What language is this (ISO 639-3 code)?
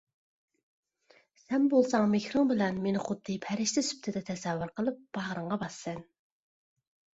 uig